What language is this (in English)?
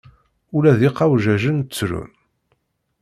Kabyle